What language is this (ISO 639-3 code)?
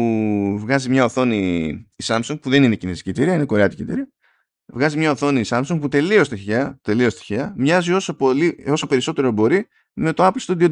ell